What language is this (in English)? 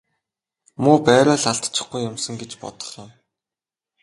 Mongolian